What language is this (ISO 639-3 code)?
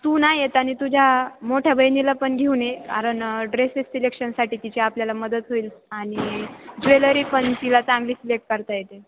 mar